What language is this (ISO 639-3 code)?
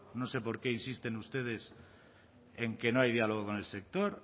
spa